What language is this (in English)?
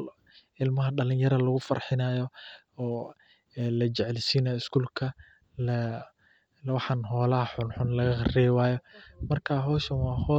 Somali